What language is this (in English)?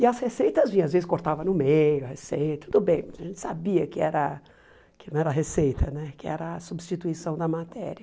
Portuguese